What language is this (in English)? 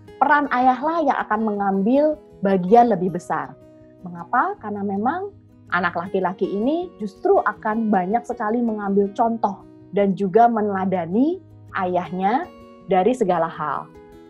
Indonesian